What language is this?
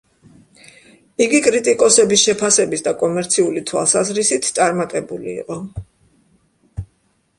Georgian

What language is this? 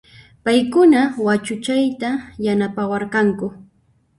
Puno Quechua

